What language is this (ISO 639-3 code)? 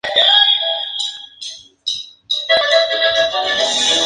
spa